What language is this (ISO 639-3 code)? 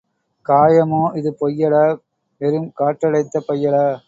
tam